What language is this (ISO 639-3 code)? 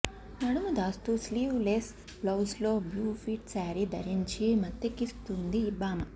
tel